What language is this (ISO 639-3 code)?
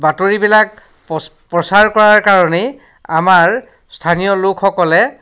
asm